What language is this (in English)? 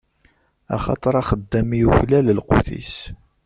Kabyle